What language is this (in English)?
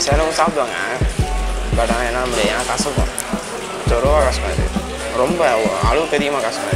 Thai